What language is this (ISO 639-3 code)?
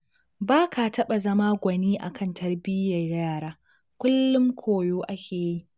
hau